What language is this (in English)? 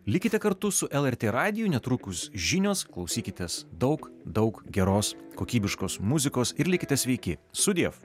Lithuanian